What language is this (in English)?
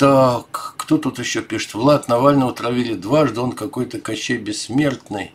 Russian